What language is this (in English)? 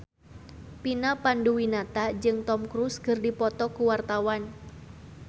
Sundanese